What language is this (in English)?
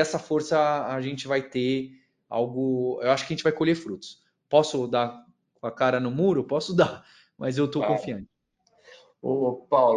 Portuguese